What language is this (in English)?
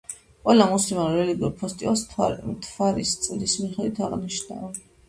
Georgian